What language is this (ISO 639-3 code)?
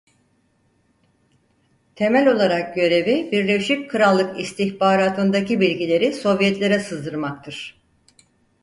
tur